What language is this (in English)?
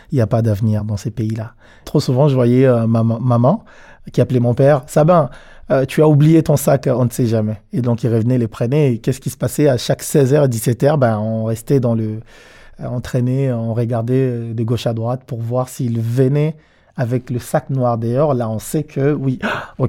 French